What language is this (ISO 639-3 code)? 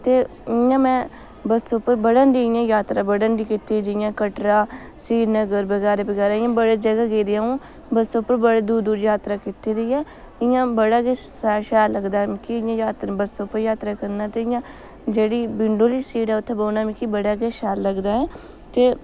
doi